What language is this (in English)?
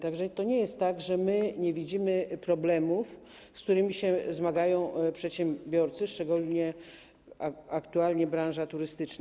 Polish